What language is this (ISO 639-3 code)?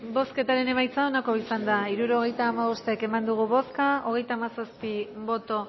eus